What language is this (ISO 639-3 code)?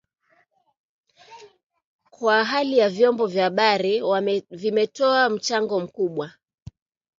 swa